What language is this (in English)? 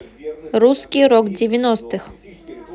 Russian